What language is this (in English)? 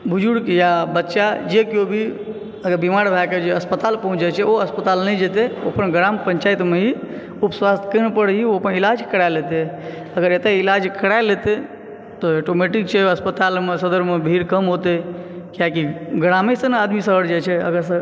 Maithili